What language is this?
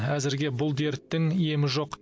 Kazakh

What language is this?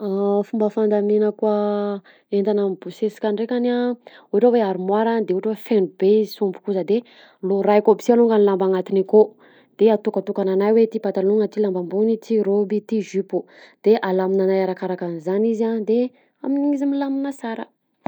Southern Betsimisaraka Malagasy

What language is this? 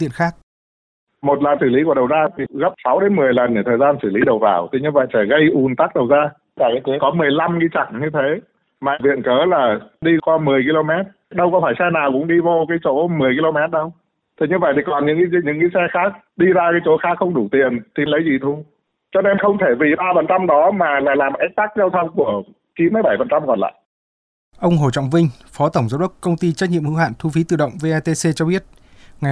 Vietnamese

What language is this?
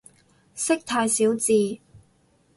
Cantonese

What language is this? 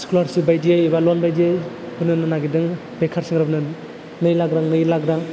Bodo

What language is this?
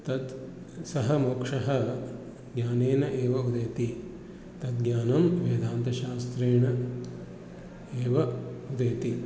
Sanskrit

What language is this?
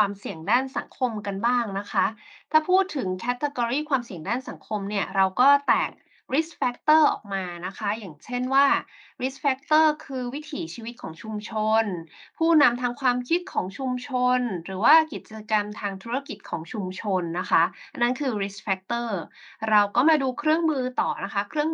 Thai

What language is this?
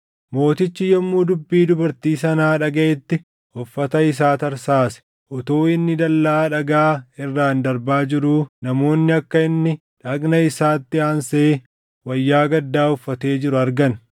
Oromo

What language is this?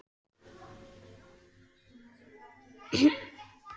Icelandic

